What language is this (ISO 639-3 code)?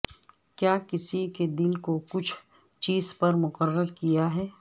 urd